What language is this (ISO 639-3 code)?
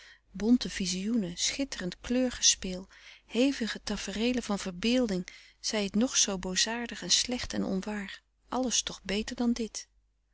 nld